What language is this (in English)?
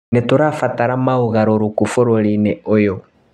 Kikuyu